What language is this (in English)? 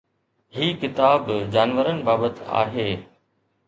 Sindhi